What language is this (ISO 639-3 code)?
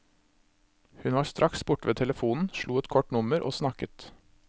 nor